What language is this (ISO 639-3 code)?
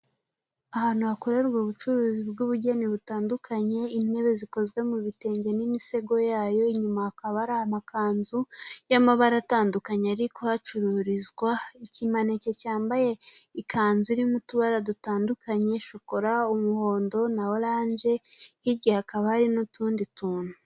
kin